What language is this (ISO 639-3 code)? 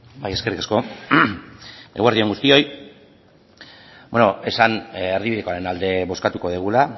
eus